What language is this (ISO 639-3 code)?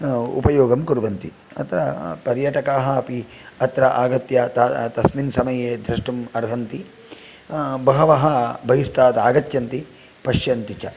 san